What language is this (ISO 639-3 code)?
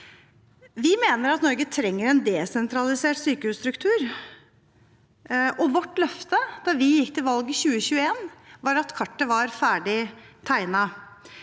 nor